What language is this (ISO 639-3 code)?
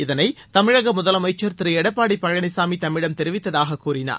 tam